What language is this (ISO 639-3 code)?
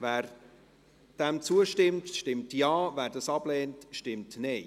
gsw